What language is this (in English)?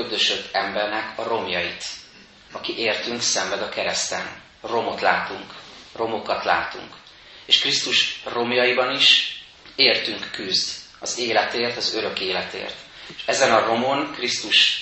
Hungarian